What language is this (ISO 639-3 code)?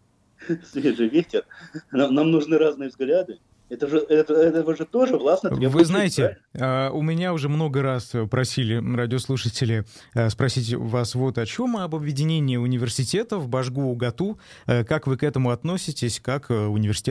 rus